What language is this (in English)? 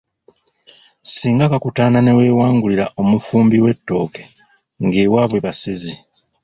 Ganda